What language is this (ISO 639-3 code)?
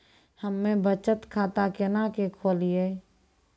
mai